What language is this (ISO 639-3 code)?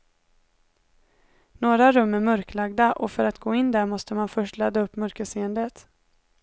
swe